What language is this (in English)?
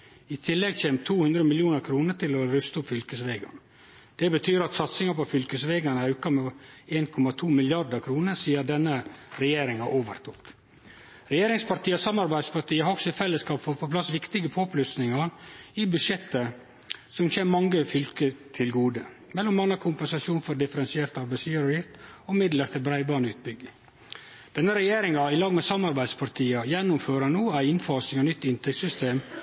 Norwegian Nynorsk